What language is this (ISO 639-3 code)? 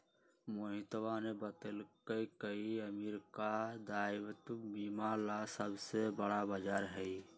mag